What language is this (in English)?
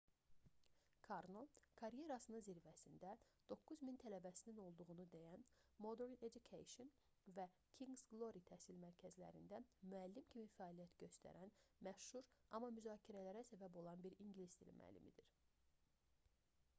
Azerbaijani